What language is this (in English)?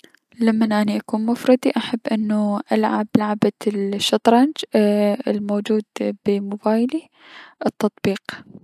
Mesopotamian Arabic